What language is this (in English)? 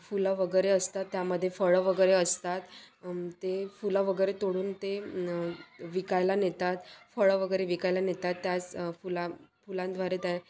Marathi